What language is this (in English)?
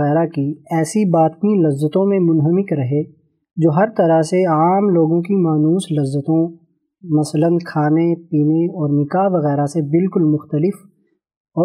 Urdu